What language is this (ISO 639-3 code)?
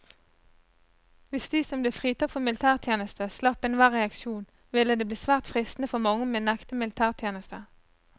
nor